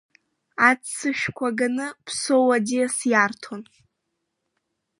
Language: Abkhazian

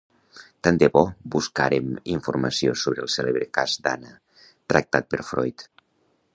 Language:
Catalan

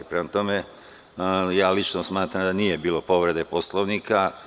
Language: Serbian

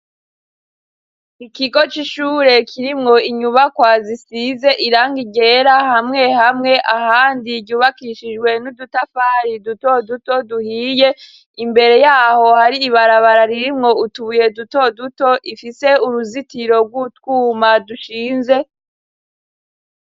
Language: Rundi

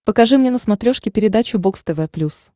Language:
Russian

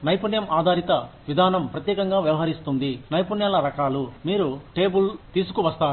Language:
Telugu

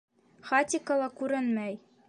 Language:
Bashkir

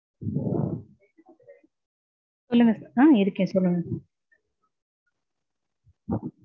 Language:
Tamil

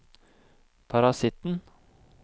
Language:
Norwegian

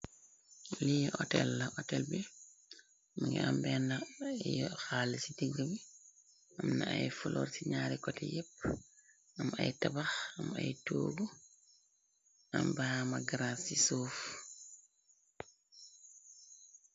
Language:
Wolof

